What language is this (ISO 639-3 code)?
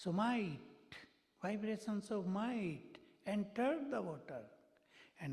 vie